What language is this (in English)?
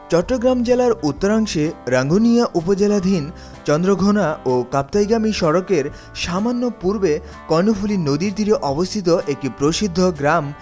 Bangla